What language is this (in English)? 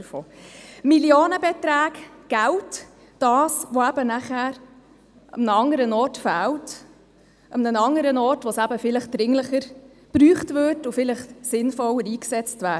Swiss German